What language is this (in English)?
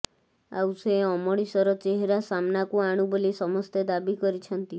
Odia